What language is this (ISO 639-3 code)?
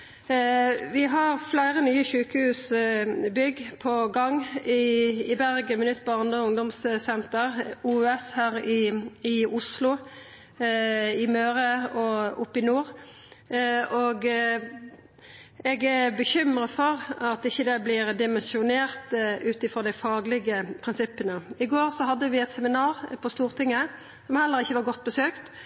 nno